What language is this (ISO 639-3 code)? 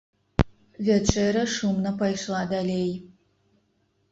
bel